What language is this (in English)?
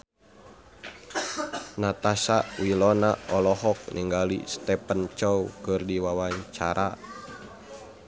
Sundanese